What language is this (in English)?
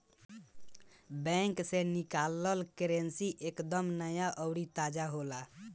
Bhojpuri